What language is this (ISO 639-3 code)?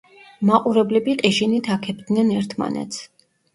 kat